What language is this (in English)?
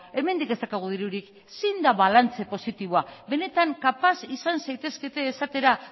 Basque